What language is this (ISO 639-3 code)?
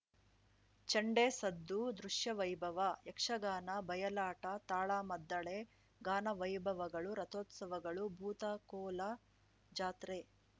kan